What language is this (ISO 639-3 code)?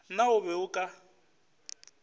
nso